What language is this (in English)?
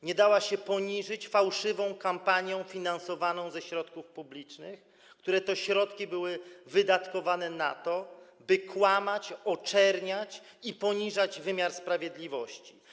Polish